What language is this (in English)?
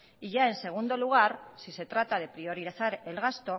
Spanish